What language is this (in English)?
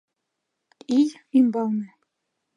Mari